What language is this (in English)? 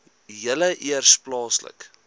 Afrikaans